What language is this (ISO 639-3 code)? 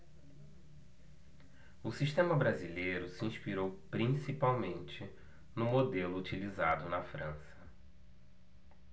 por